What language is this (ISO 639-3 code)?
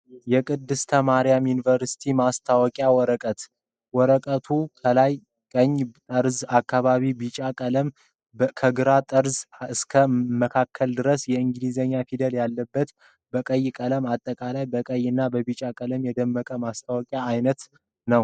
amh